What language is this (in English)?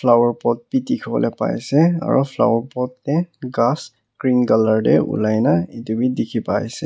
Naga Pidgin